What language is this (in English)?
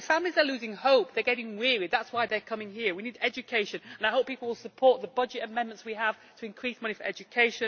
English